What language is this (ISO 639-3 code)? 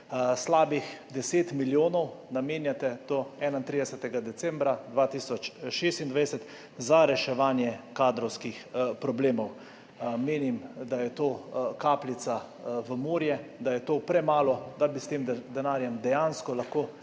slv